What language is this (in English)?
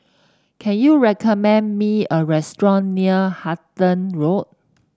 English